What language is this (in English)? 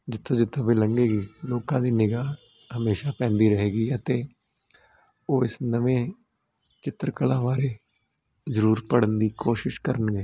Punjabi